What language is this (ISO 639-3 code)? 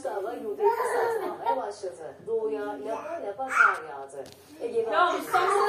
tur